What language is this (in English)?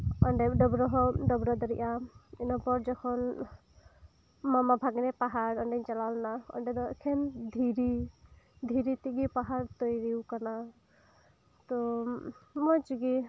Santali